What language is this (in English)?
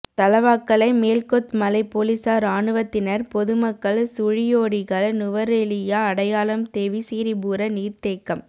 Tamil